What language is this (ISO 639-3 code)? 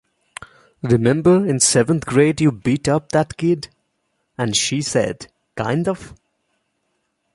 eng